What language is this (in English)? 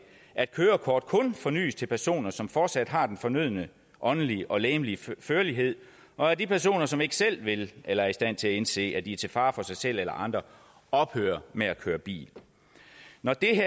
Danish